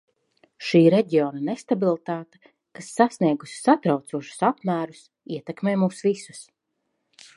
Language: Latvian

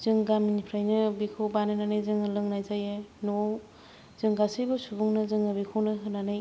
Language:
Bodo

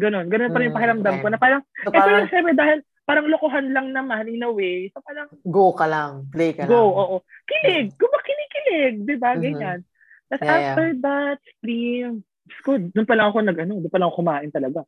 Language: Filipino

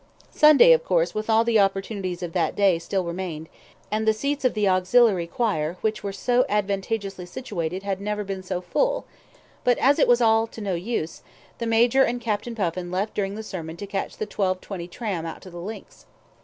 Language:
English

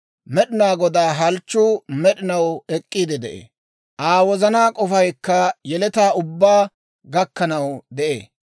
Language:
Dawro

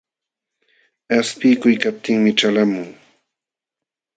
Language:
Jauja Wanca Quechua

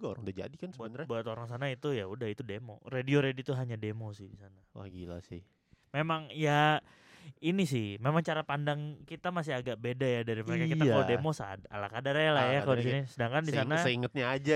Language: Indonesian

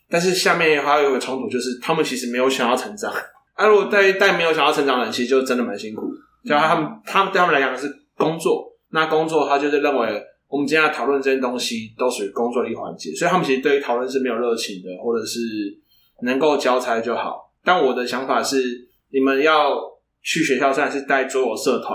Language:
Chinese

